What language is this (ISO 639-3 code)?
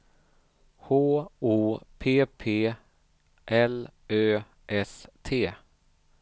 swe